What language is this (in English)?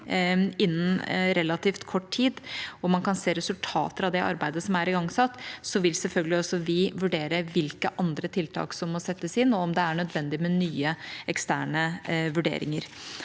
Norwegian